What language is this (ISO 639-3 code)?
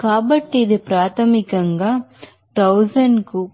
tel